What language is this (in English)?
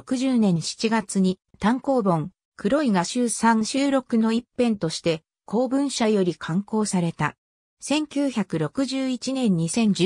Japanese